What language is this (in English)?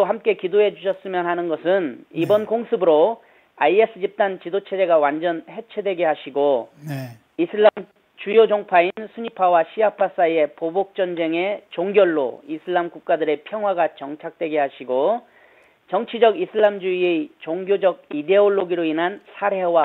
Korean